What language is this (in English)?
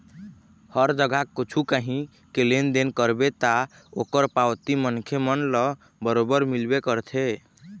Chhattisgarhi